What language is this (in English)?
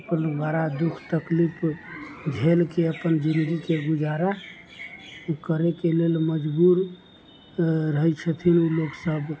Maithili